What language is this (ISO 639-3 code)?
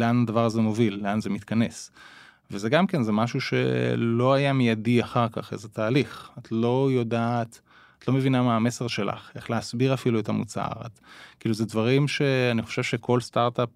heb